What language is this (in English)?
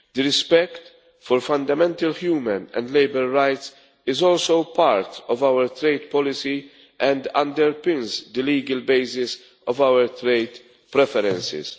English